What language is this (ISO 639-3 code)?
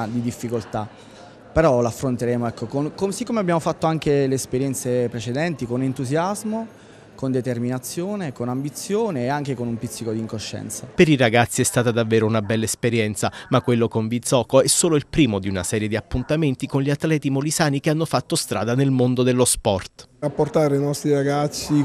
ita